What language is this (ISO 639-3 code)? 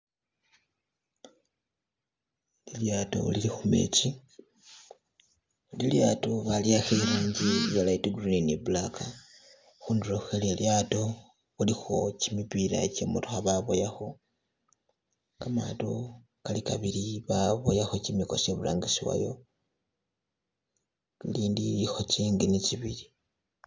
myx